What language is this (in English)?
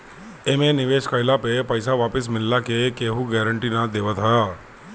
Bhojpuri